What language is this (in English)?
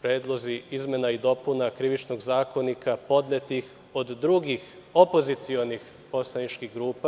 Serbian